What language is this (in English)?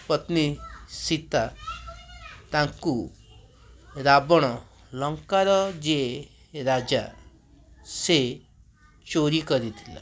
Odia